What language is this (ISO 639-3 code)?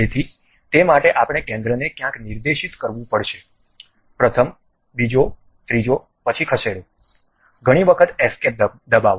guj